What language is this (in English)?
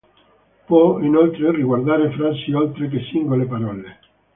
Italian